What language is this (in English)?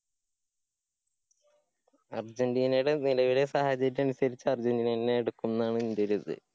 Malayalam